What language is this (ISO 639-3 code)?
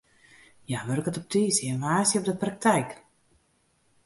fry